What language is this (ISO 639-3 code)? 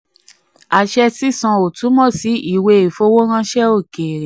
yor